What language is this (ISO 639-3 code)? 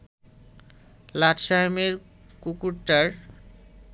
ben